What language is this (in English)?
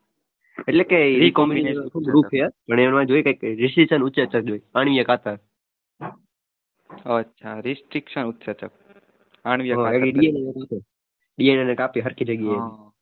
Gujarati